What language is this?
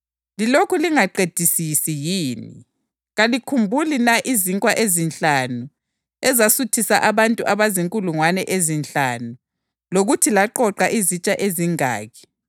North Ndebele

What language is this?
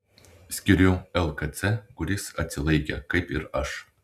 Lithuanian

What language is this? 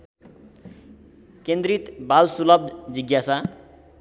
Nepali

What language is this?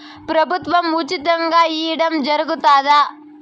Telugu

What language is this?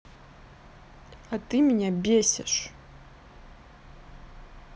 Russian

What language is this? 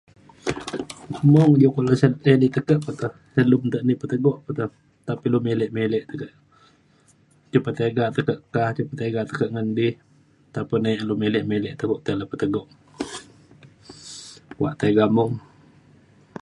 Mainstream Kenyah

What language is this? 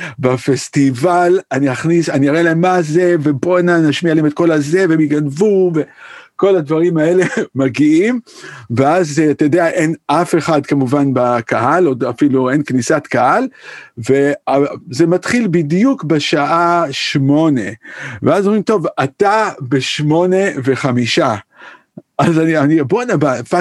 Hebrew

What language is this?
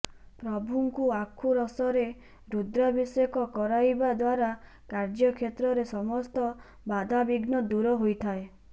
Odia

